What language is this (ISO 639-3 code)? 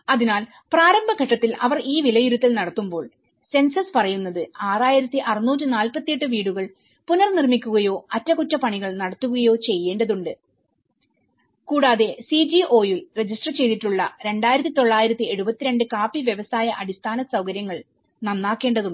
mal